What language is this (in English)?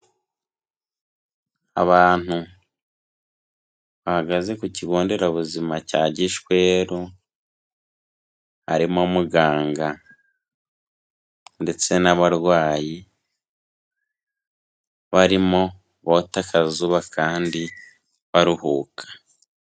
Kinyarwanda